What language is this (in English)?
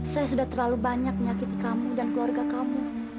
Indonesian